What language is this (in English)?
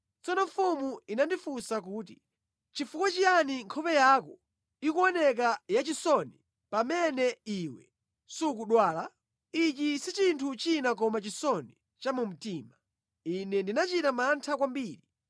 Nyanja